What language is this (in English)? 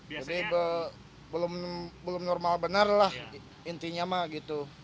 Indonesian